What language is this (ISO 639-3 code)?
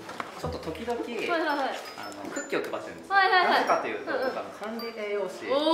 jpn